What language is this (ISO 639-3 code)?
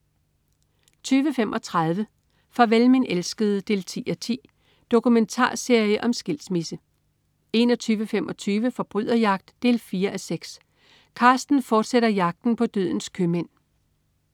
dan